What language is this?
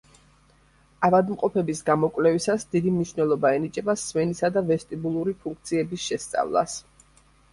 Georgian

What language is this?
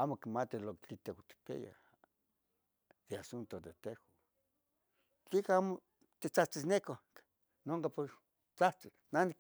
Tetelcingo Nahuatl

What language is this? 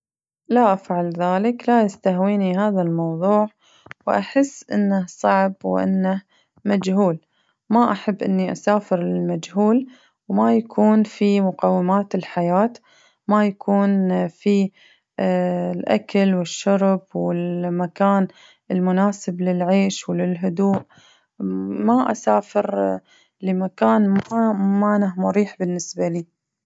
Najdi Arabic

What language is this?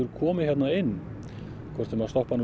Icelandic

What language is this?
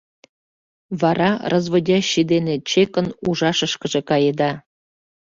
Mari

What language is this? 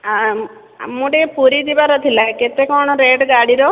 Odia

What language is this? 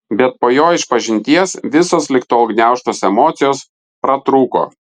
Lithuanian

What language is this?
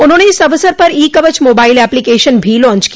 Hindi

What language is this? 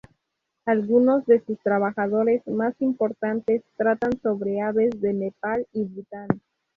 Spanish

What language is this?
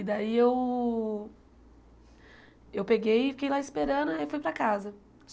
Portuguese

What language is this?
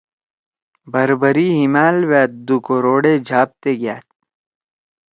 Torwali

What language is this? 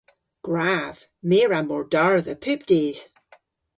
Cornish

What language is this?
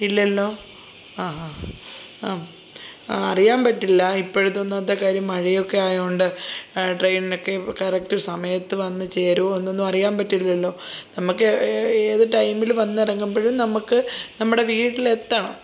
Malayalam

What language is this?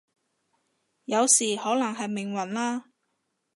Cantonese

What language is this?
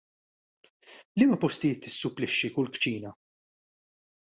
Maltese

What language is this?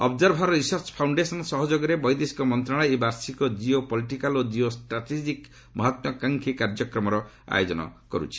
Odia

